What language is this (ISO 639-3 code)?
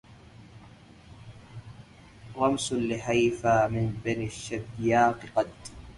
ara